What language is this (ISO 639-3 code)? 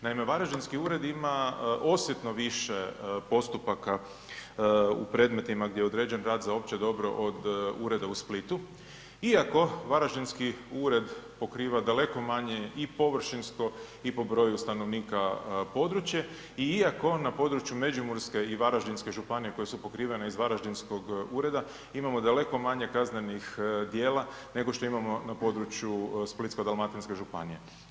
hrv